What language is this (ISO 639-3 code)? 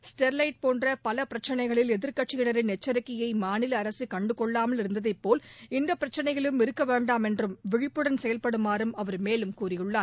tam